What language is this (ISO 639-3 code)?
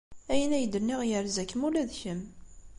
kab